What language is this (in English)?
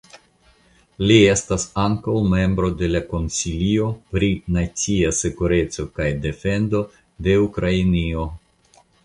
Esperanto